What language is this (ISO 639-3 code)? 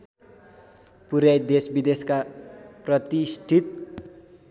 nep